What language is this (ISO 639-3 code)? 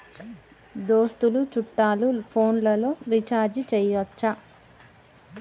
tel